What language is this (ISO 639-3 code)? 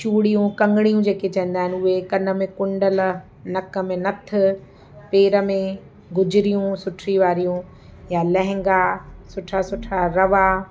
snd